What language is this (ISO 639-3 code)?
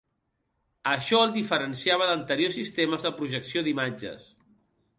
cat